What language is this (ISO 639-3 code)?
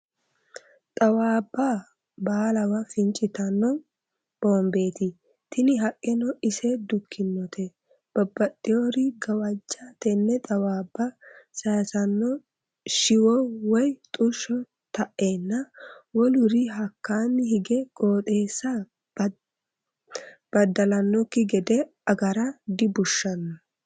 sid